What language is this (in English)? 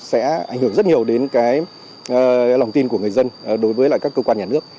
Vietnamese